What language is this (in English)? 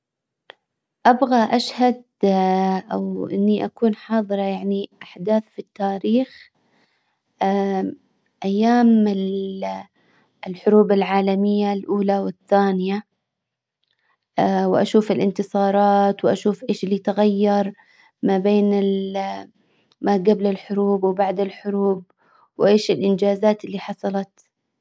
Hijazi Arabic